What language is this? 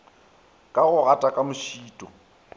Northern Sotho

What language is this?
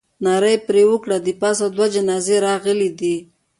Pashto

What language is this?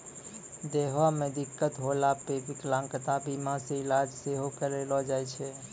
Maithili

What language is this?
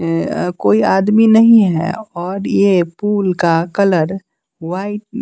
Hindi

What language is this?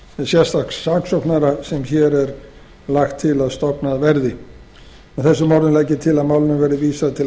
Icelandic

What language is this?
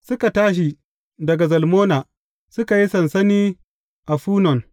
Hausa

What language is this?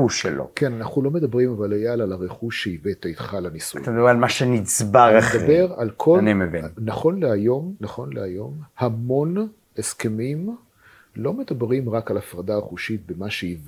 Hebrew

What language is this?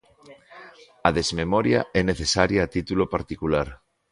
Galician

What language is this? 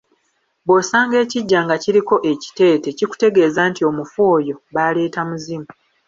Ganda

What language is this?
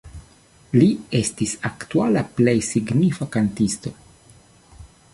Esperanto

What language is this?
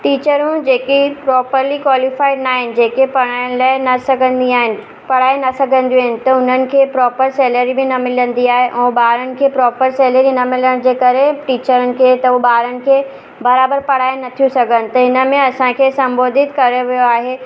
Sindhi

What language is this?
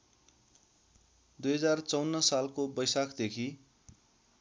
Nepali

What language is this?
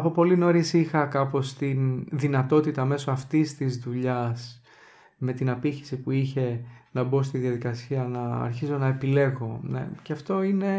Greek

